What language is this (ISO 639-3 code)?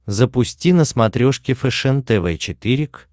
rus